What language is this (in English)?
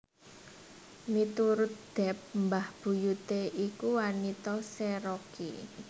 Javanese